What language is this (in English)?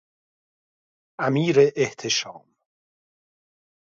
Persian